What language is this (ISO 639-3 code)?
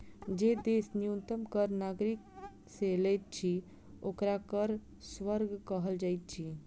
mai